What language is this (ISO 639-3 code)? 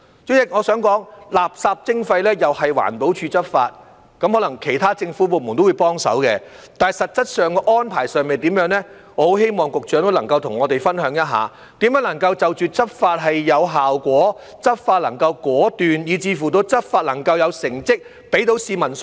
yue